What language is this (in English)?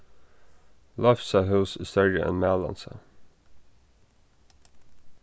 Faroese